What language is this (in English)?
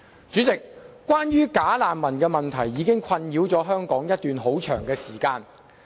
Cantonese